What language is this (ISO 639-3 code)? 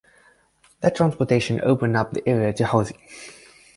eng